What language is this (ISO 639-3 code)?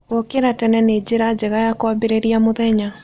kik